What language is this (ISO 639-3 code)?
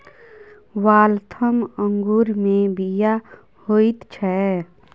mai